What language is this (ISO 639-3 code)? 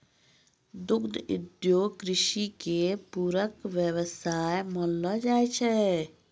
mai